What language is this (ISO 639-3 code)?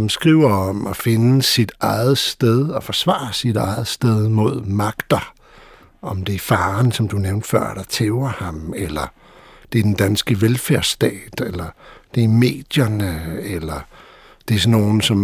dan